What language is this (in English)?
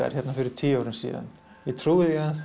Icelandic